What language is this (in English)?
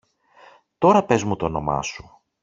Greek